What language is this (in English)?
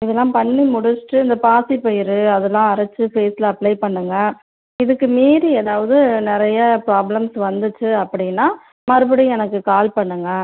Tamil